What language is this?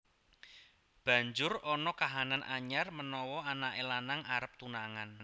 Javanese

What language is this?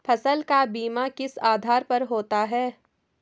Hindi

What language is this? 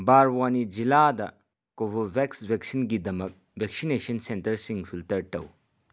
Manipuri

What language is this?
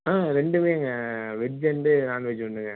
Tamil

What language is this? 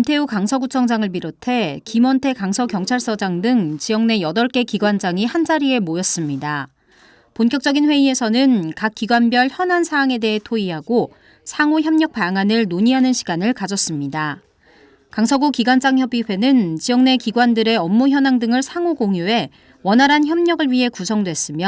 Korean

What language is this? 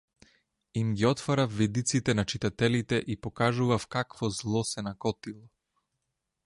Macedonian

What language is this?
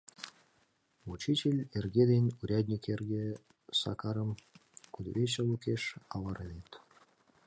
Mari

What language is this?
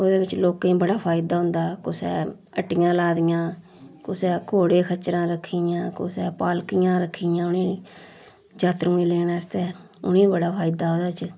Dogri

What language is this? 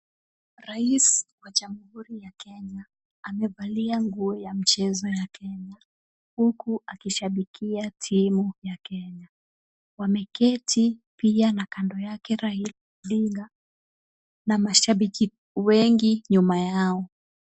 Swahili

